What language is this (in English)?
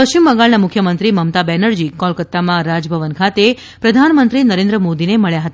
Gujarati